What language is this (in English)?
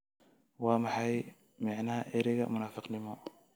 Somali